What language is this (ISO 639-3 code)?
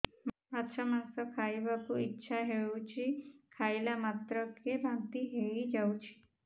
ori